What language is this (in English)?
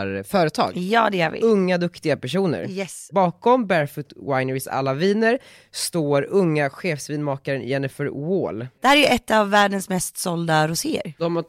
Swedish